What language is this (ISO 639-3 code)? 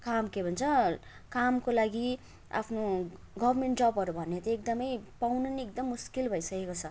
nep